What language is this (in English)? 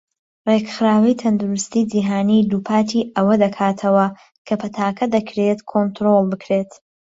Central Kurdish